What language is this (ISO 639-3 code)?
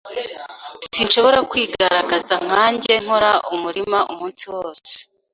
kin